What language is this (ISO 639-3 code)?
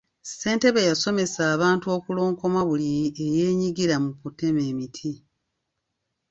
lug